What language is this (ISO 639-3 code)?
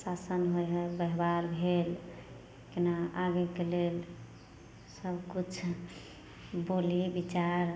mai